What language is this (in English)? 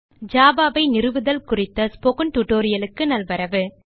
Tamil